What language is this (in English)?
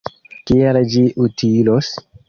Esperanto